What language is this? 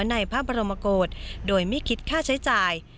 Thai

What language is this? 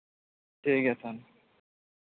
Santali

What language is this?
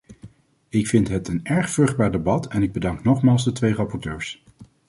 Dutch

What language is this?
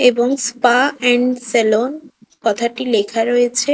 Bangla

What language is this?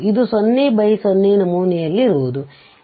Kannada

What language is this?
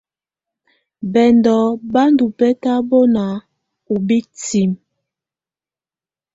Tunen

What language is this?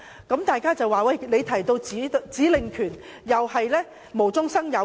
Cantonese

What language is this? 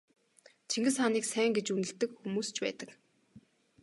Mongolian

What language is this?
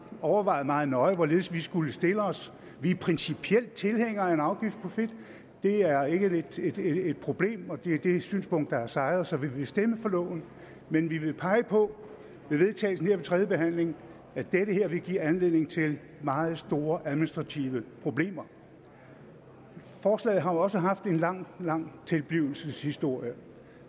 Danish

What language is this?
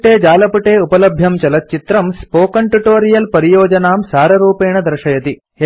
Sanskrit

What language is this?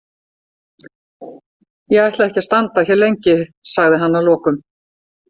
Icelandic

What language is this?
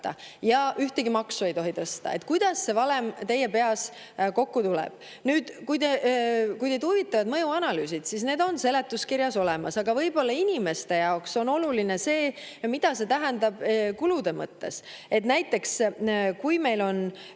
Estonian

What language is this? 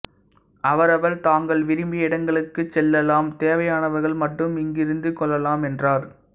Tamil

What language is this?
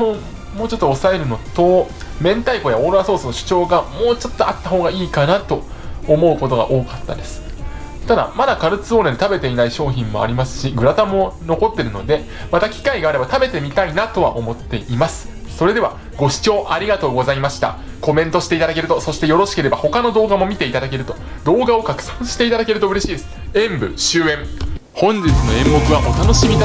Japanese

